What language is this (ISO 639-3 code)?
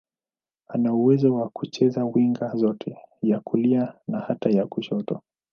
swa